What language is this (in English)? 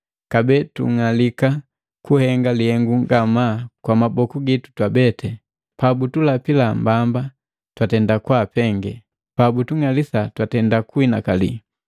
Matengo